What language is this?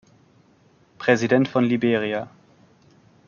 German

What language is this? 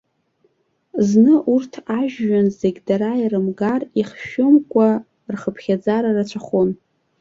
Abkhazian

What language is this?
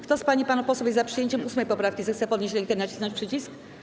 Polish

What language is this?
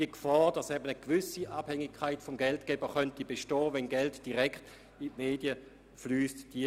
Swiss German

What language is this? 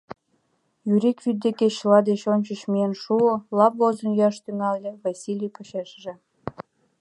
Mari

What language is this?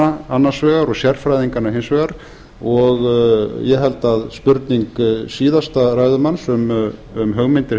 Icelandic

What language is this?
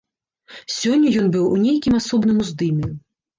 Belarusian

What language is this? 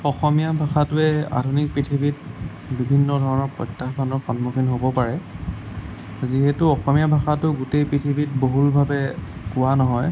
Assamese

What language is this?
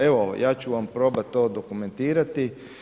Croatian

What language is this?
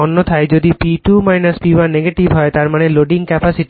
Bangla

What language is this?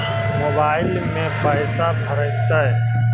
Magahi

